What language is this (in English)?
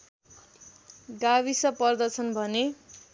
Nepali